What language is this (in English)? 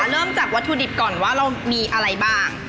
Thai